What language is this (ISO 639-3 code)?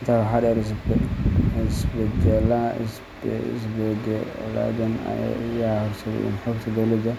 som